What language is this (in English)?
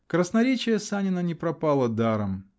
Russian